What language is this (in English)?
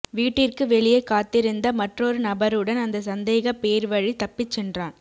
Tamil